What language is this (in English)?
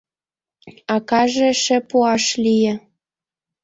Mari